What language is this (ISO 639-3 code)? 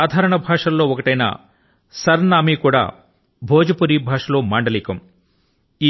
tel